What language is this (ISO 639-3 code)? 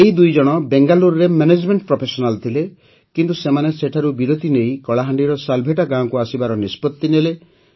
ori